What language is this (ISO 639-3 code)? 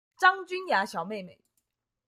zho